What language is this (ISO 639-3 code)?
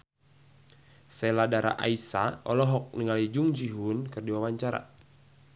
sun